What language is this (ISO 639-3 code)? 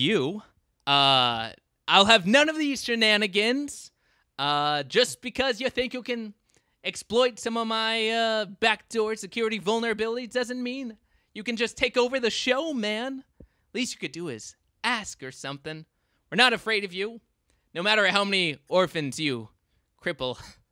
eng